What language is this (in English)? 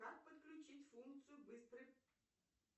Russian